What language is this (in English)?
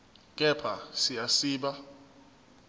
Zulu